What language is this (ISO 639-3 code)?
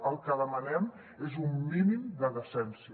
cat